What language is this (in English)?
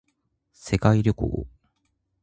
Japanese